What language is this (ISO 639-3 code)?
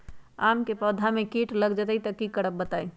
mag